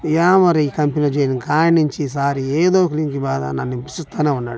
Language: Telugu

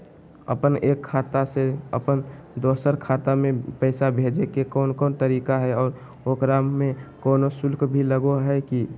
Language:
Magahi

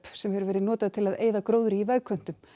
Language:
Icelandic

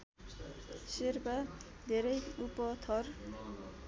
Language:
Nepali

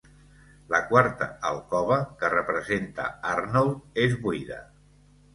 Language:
Catalan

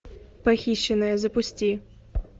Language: Russian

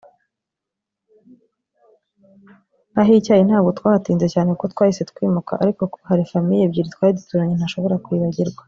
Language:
Kinyarwanda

